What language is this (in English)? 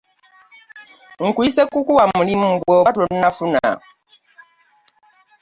Ganda